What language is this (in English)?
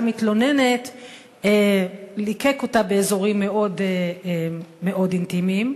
Hebrew